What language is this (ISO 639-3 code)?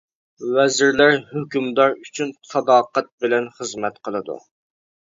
uig